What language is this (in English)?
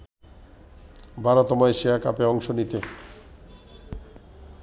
Bangla